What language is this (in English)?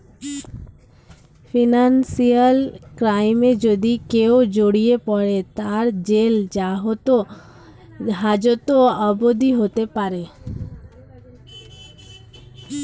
Bangla